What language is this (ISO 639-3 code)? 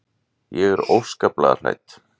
isl